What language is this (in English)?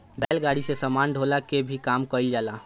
Bhojpuri